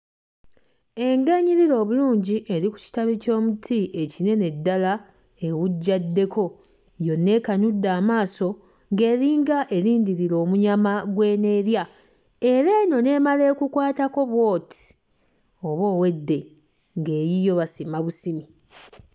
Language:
Ganda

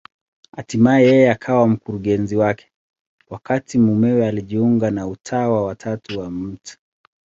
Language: Swahili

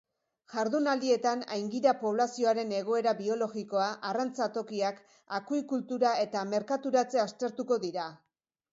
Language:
Basque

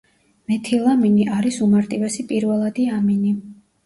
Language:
Georgian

